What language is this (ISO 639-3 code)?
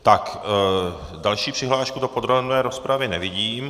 ces